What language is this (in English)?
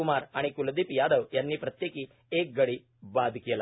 Marathi